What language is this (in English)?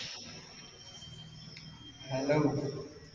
Malayalam